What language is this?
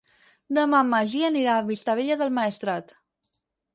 Catalan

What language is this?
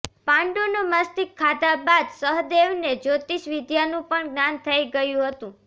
Gujarati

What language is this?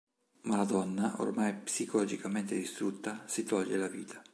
Italian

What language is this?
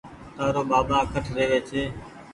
Goaria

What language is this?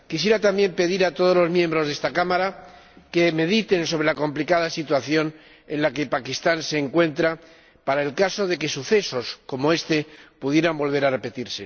Spanish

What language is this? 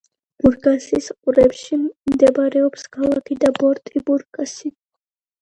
Georgian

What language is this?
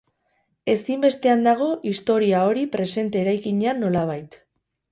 Basque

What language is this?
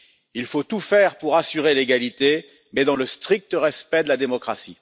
French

